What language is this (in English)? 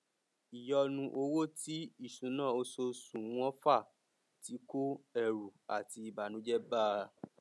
Yoruba